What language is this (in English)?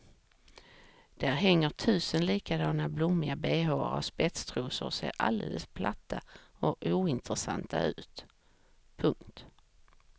Swedish